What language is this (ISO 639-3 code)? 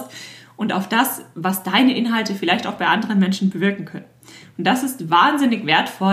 deu